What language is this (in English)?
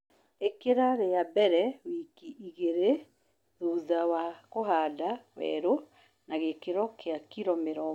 Kikuyu